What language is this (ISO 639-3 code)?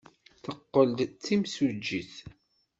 kab